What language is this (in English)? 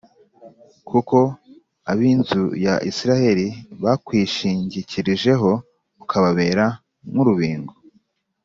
Kinyarwanda